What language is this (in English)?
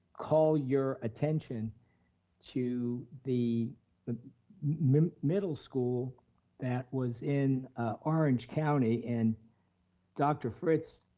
English